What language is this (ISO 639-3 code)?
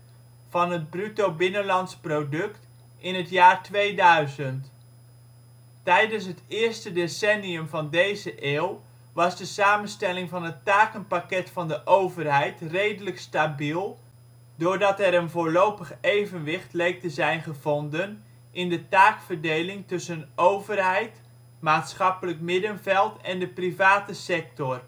nld